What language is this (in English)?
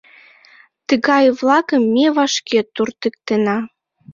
Mari